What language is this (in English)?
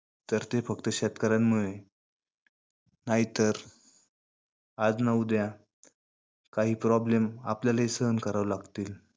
Marathi